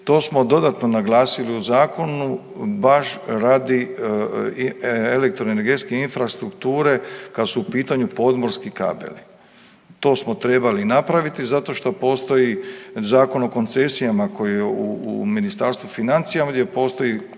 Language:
Croatian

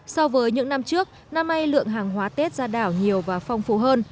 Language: Vietnamese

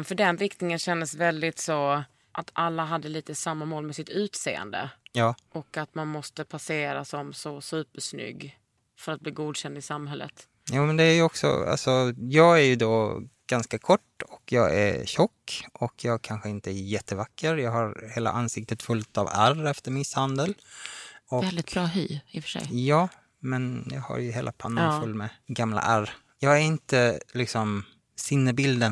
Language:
Swedish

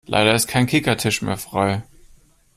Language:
German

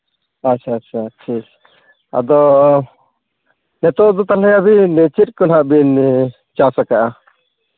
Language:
Santali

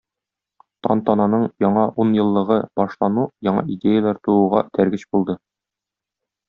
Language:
Tatar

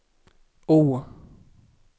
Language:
Swedish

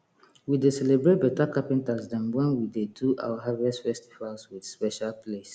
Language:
Nigerian Pidgin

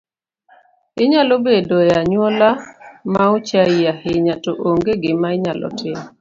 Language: Luo (Kenya and Tanzania)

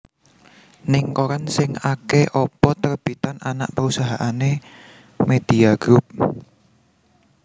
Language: Javanese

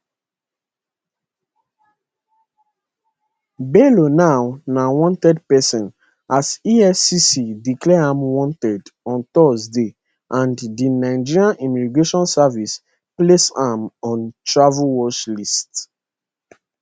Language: Nigerian Pidgin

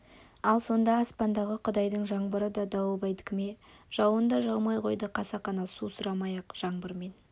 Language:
Kazakh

